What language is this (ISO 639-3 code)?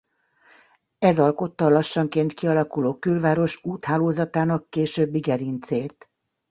hun